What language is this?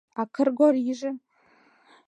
Mari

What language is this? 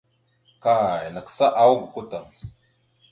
Mada (Cameroon)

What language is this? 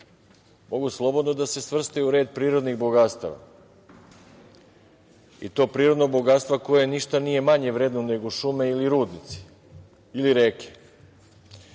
Serbian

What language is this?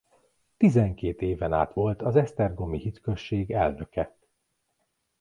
Hungarian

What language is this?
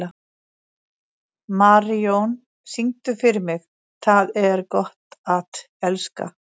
Icelandic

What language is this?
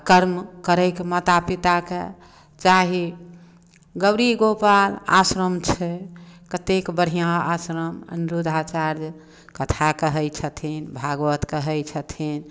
Maithili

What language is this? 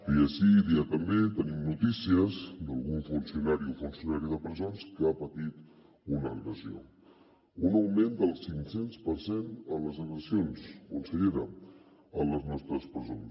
Catalan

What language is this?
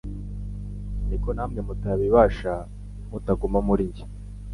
Kinyarwanda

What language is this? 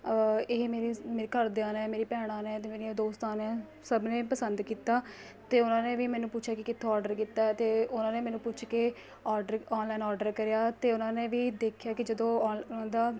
Punjabi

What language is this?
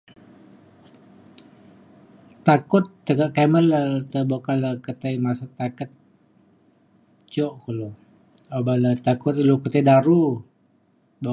Mainstream Kenyah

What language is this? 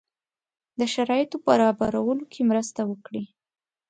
Pashto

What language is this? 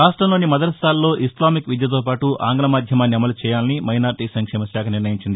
Telugu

